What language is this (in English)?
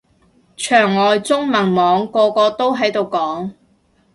Cantonese